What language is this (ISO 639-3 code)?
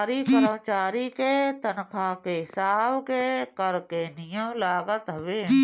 bho